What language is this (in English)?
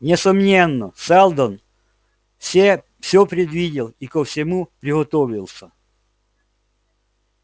Russian